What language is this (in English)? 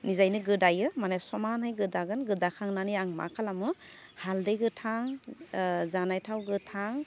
Bodo